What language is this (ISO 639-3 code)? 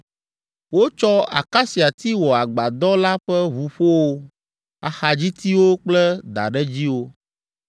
ewe